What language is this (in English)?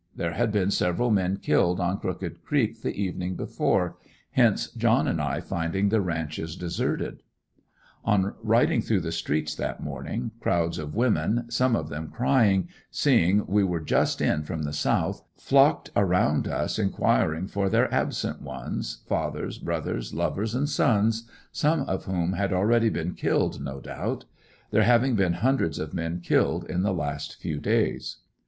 English